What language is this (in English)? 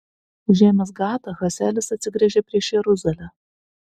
Lithuanian